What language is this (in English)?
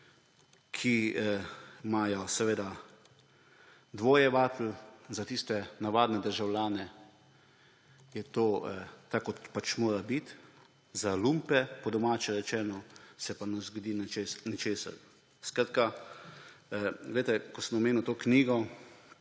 Slovenian